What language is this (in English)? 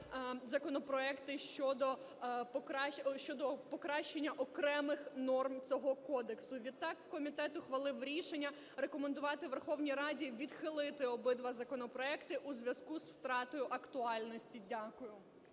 Ukrainian